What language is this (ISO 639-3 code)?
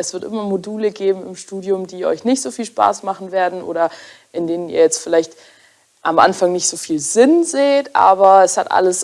deu